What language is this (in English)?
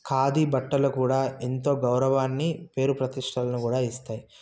Telugu